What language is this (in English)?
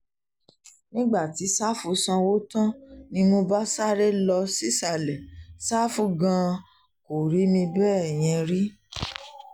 Yoruba